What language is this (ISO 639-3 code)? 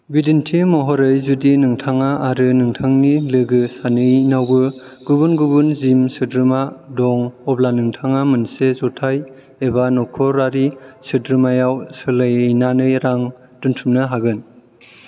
brx